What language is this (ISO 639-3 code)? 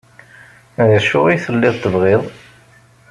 kab